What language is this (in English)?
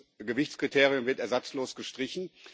German